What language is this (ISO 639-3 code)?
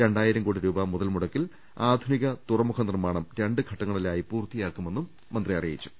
mal